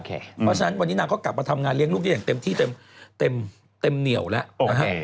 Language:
Thai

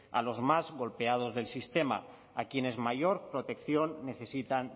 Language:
Spanish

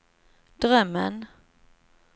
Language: Swedish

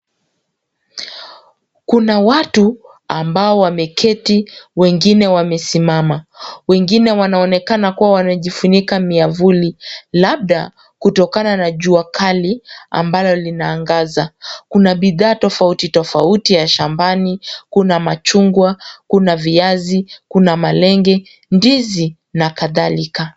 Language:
Swahili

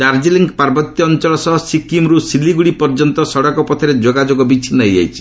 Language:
Odia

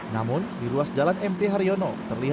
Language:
Indonesian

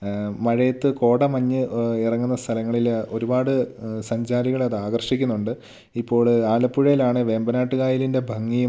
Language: Malayalam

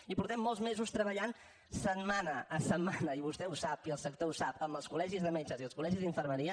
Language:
Catalan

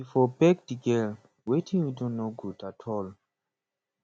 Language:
Nigerian Pidgin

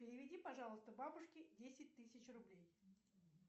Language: Russian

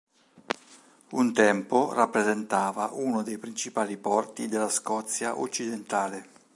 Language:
Italian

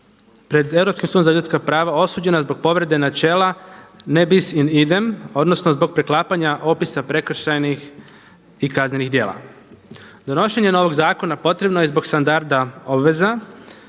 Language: Croatian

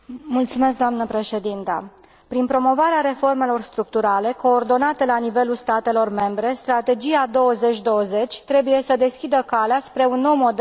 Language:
Romanian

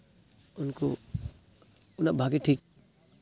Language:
Santali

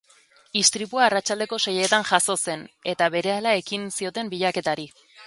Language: Basque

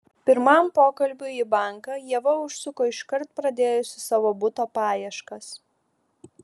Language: Lithuanian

